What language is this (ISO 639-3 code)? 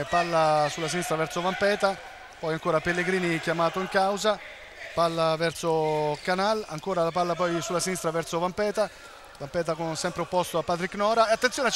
ita